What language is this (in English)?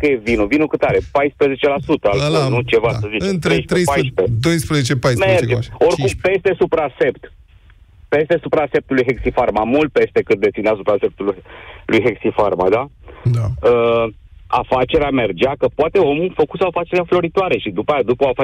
Romanian